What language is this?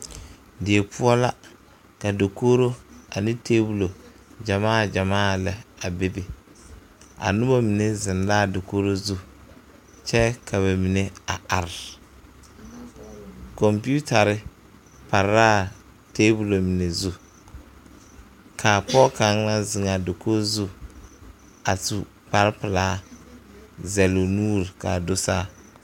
Southern Dagaare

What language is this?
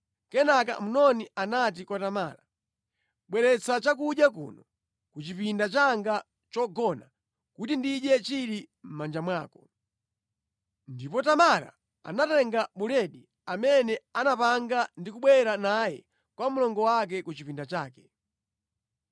Nyanja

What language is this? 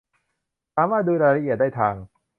Thai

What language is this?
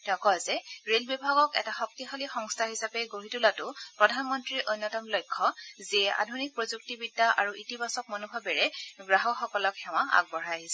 Assamese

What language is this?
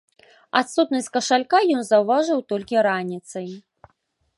Belarusian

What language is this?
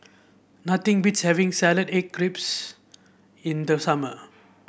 English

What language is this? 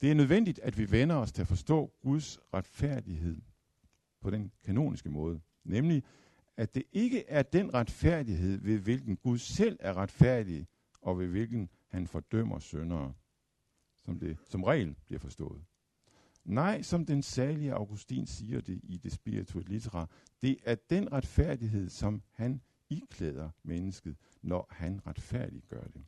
Danish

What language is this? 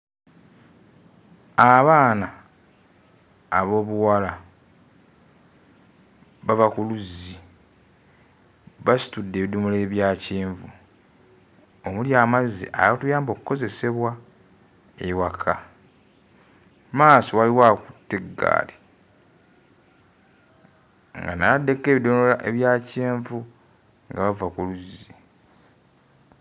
Ganda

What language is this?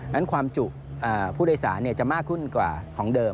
Thai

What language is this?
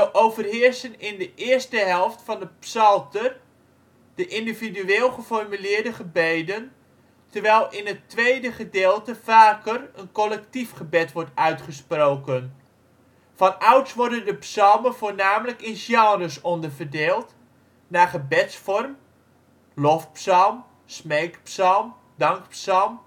Dutch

